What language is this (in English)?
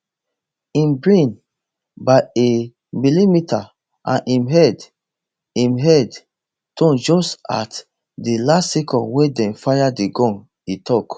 Nigerian Pidgin